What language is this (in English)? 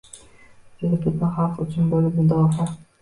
Uzbek